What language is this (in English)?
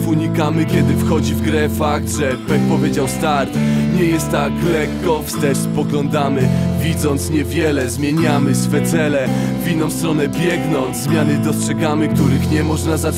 Polish